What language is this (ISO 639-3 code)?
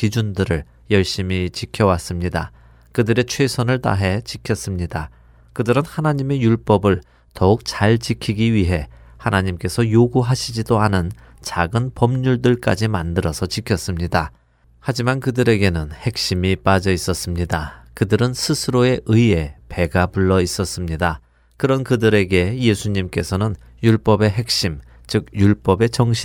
kor